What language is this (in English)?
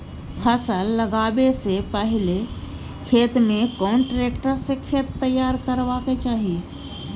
Maithili